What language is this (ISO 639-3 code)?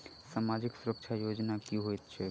mai